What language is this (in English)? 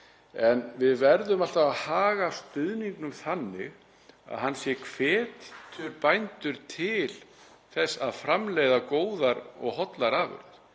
Icelandic